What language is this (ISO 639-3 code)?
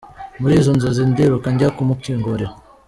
kin